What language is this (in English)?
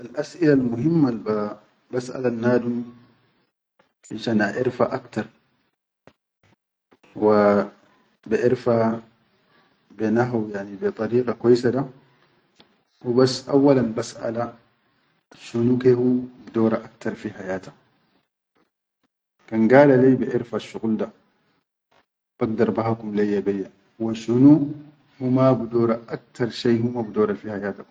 Chadian Arabic